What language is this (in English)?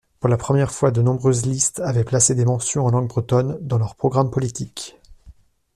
French